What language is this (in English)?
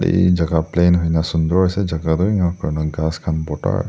Naga Pidgin